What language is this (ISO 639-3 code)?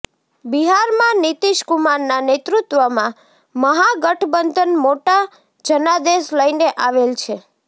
guj